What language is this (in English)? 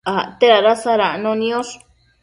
Matsés